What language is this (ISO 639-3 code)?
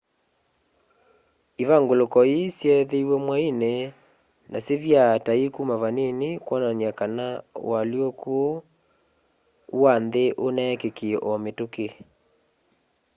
kam